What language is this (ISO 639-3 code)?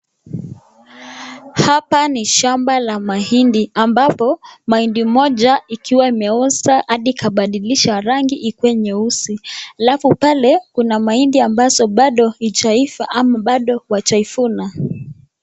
swa